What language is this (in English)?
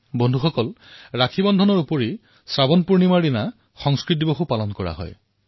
Assamese